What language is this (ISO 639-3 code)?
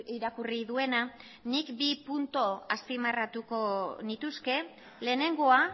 eus